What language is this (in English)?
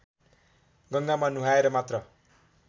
Nepali